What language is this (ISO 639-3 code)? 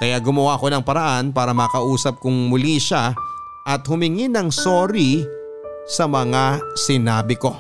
fil